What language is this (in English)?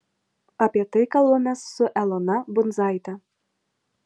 Lithuanian